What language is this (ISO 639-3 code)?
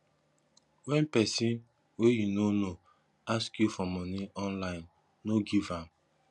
pcm